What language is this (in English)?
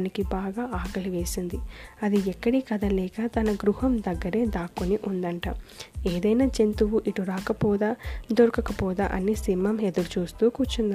Telugu